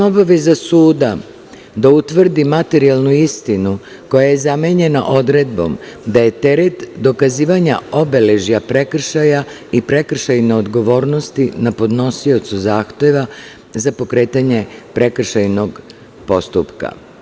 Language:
Serbian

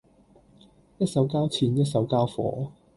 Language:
Cantonese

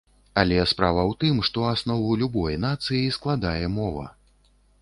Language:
Belarusian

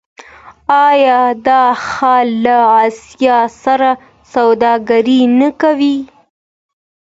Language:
Pashto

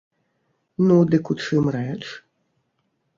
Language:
Belarusian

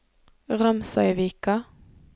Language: Norwegian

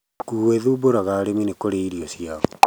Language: Kikuyu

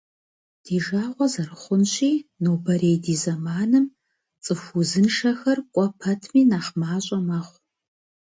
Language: Kabardian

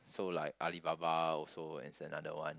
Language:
English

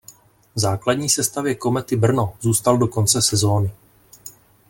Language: Czech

